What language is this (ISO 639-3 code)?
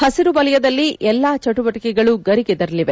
kan